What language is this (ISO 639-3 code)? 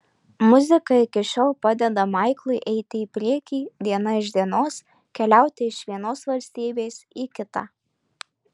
lit